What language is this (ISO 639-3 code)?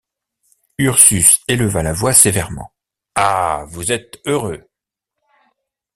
fra